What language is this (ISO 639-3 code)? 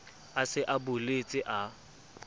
sot